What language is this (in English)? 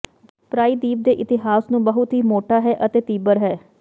Punjabi